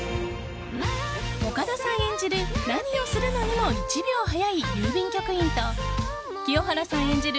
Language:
Japanese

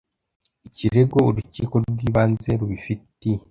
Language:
Kinyarwanda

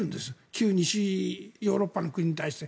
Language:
Japanese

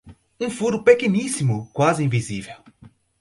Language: Portuguese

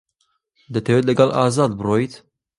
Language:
Central Kurdish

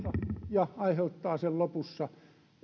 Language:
Finnish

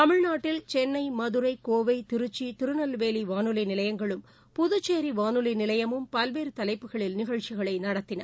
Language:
Tamil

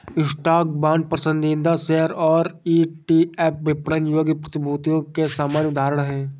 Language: Hindi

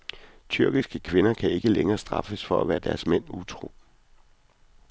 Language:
Danish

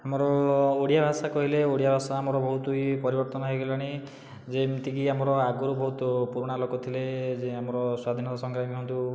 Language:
Odia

